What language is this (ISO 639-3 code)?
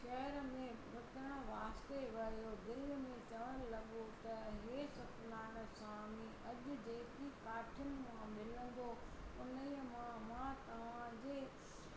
snd